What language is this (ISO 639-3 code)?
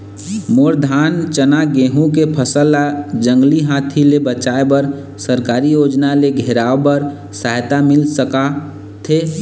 hne